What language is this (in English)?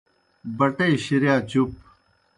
Kohistani Shina